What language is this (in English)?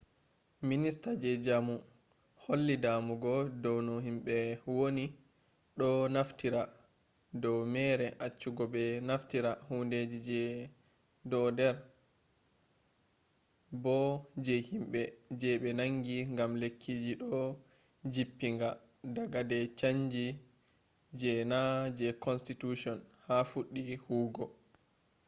Fula